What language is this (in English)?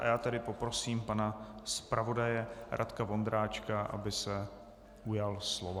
Czech